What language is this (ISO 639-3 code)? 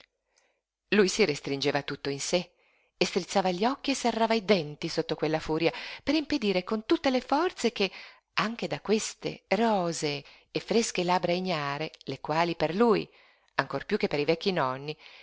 ita